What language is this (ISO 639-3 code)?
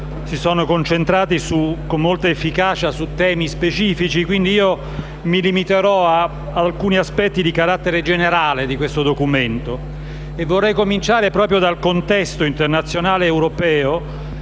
ita